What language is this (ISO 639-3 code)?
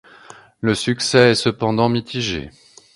fra